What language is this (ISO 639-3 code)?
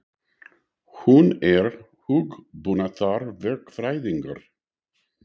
isl